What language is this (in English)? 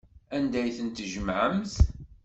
Kabyle